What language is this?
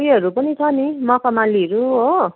Nepali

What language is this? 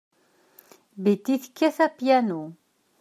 Kabyle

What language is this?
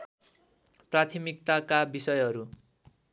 Nepali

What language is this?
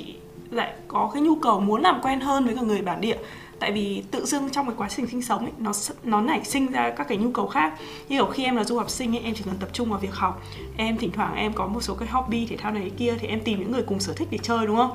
Vietnamese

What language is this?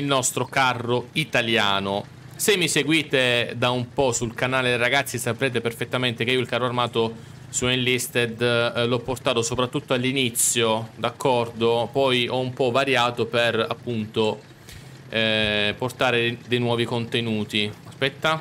Italian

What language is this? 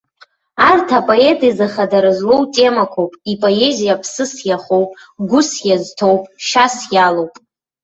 Abkhazian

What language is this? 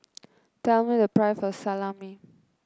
English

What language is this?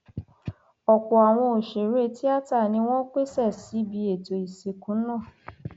Yoruba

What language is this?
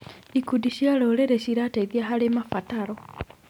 Kikuyu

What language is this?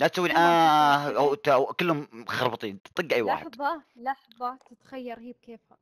Arabic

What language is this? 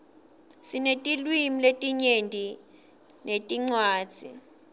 Swati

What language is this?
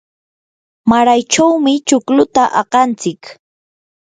Yanahuanca Pasco Quechua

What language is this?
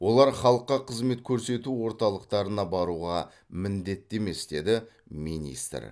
Kazakh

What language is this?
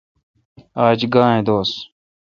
Kalkoti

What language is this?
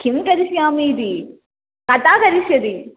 Sanskrit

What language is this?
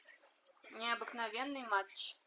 Russian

